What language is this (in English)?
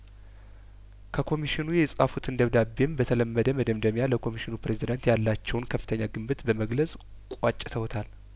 Amharic